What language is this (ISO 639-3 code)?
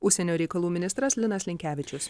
lit